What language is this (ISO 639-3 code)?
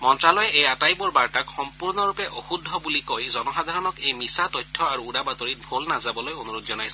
asm